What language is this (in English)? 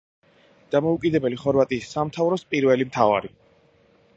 Georgian